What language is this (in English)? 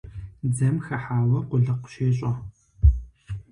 Kabardian